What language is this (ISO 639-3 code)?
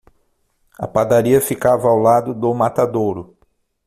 por